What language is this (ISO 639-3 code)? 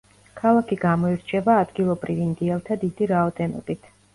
kat